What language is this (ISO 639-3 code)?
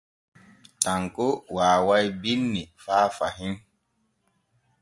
fue